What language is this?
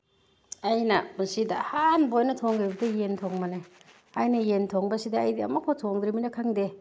Manipuri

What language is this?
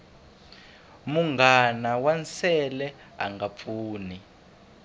Tsonga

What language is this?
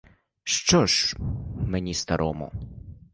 Ukrainian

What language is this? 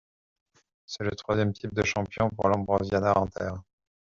French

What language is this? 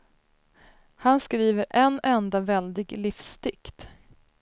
Swedish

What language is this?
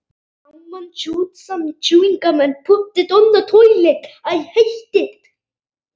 Icelandic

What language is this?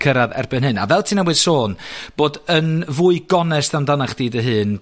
Welsh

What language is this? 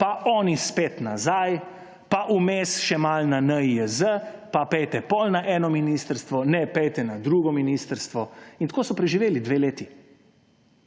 Slovenian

